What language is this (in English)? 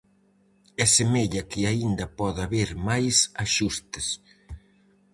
Galician